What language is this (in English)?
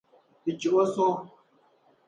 Dagbani